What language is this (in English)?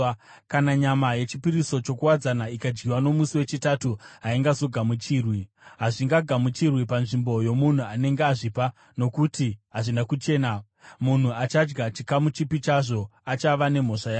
Shona